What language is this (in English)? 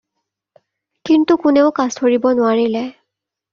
Assamese